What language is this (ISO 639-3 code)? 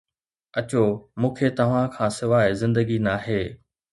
snd